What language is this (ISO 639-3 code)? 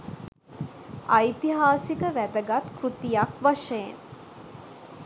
sin